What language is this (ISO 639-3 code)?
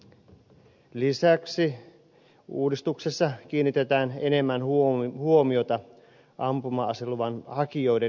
fin